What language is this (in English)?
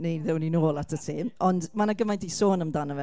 Welsh